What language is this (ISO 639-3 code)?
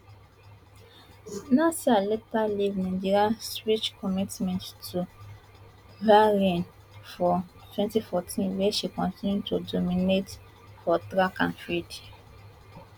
pcm